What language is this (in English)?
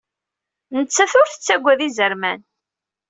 Kabyle